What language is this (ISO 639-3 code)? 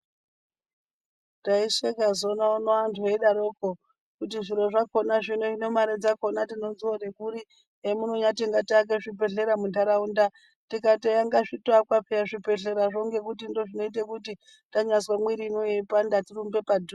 ndc